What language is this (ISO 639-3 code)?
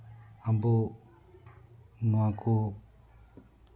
sat